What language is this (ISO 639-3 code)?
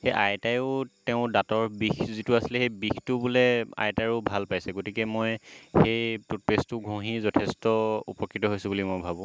asm